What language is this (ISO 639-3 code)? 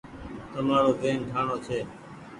gig